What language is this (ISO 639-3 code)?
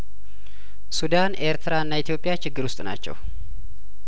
amh